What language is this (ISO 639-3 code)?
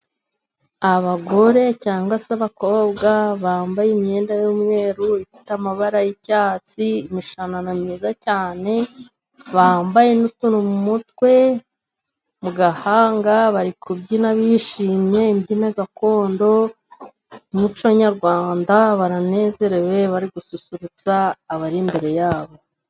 kin